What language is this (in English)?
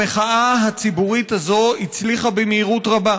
Hebrew